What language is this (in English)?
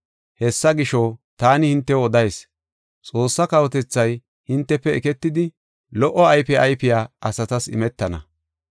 Gofa